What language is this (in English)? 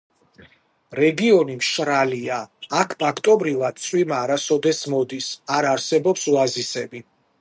Georgian